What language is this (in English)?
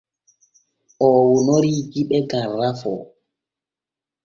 Borgu Fulfulde